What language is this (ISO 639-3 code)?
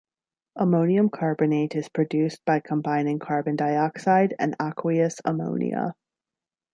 eng